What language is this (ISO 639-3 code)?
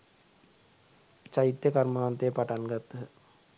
sin